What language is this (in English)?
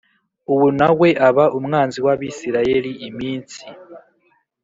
Kinyarwanda